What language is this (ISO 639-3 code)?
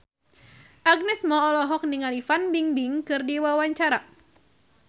sun